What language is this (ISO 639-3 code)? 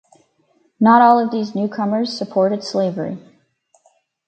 eng